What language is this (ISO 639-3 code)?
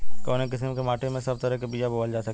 bho